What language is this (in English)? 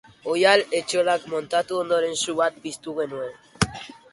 Basque